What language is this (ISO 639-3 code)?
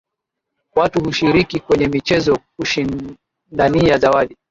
swa